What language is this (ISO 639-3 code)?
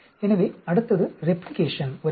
tam